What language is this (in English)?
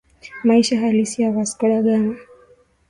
Swahili